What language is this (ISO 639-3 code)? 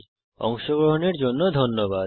ben